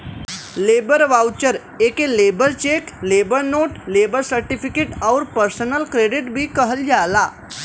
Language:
Bhojpuri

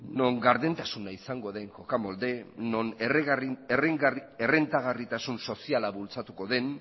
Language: Basque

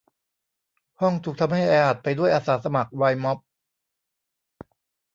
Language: Thai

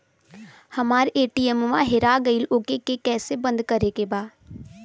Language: Bhojpuri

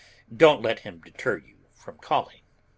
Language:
English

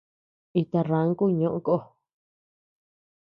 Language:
Tepeuxila Cuicatec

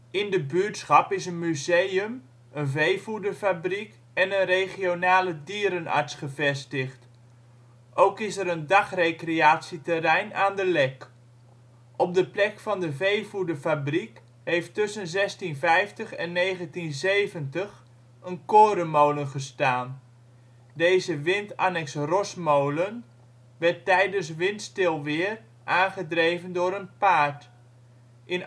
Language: Dutch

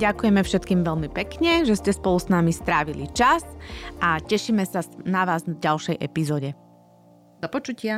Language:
Slovak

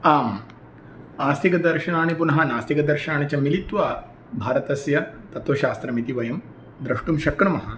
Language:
Sanskrit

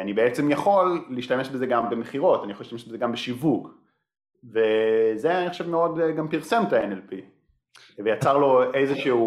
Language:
Hebrew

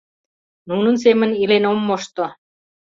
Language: Mari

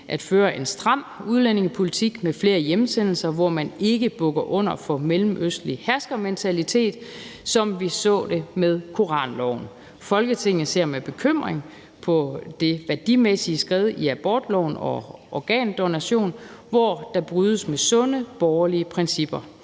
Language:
Danish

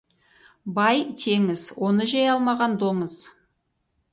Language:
Kazakh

